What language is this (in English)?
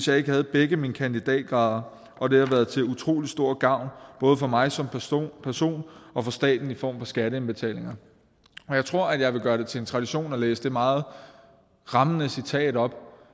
Danish